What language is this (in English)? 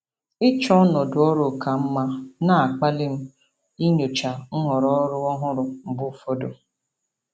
Igbo